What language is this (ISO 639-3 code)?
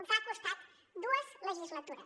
cat